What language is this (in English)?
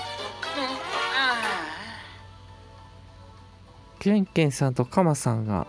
Japanese